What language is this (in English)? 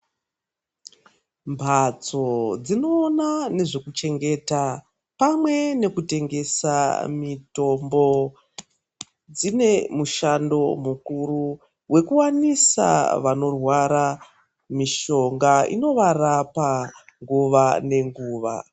Ndau